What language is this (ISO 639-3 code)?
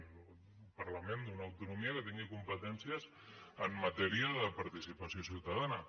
cat